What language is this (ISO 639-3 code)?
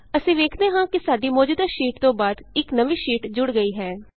pan